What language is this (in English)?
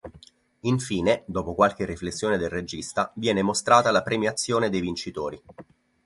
Italian